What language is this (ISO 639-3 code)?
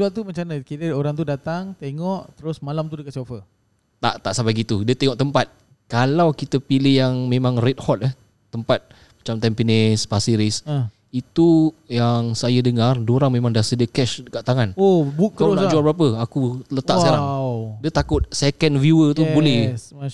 msa